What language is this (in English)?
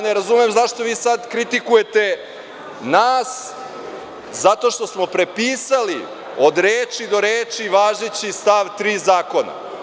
Serbian